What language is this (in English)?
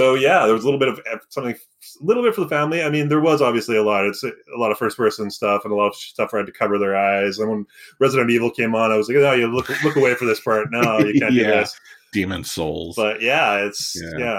English